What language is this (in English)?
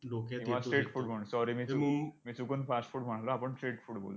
Marathi